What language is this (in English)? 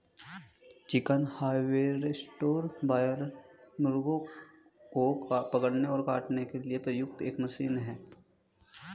Hindi